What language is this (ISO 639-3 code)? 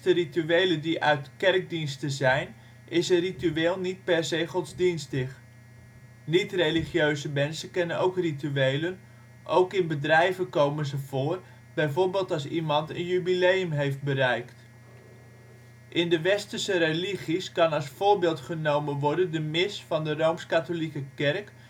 nld